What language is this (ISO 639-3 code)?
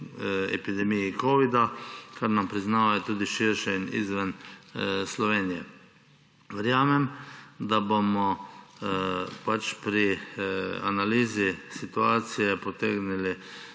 slv